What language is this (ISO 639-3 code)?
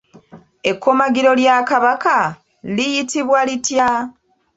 lug